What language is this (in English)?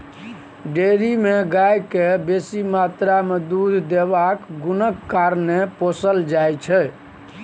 Maithili